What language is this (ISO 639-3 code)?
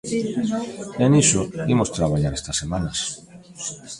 glg